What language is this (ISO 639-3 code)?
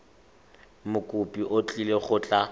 tsn